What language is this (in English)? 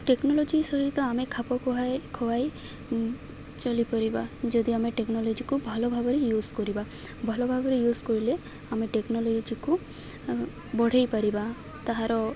Odia